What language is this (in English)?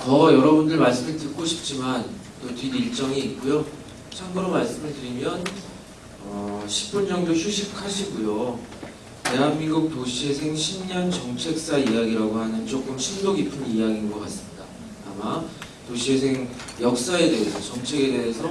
Korean